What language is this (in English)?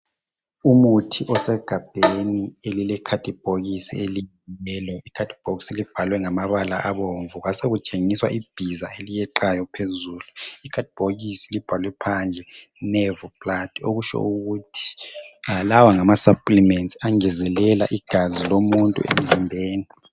North Ndebele